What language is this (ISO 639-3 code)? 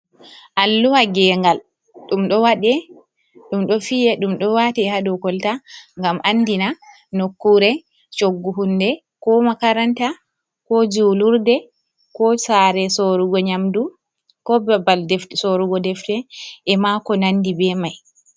ful